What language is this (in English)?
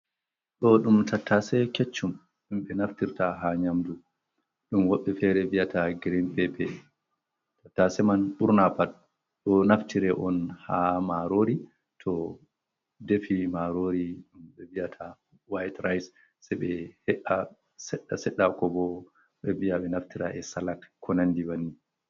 Fula